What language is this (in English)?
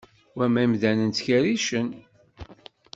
Kabyle